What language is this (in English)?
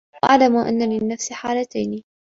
Arabic